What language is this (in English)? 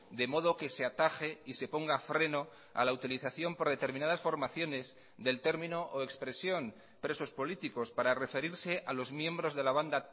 Spanish